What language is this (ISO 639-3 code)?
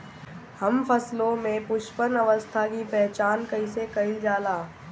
bho